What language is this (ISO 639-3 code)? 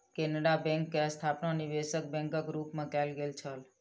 mai